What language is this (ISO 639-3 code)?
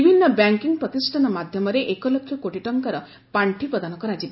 ori